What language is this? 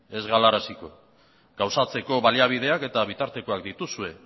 Basque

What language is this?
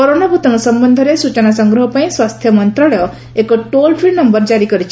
Odia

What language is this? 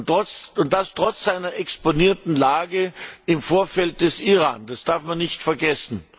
German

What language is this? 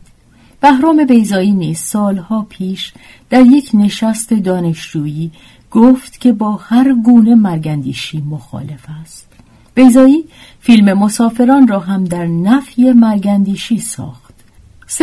Persian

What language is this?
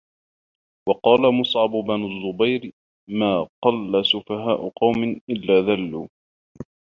Arabic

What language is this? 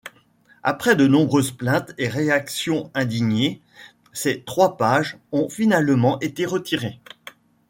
French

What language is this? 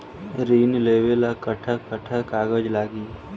Bhojpuri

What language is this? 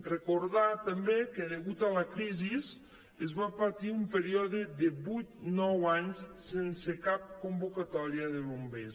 Catalan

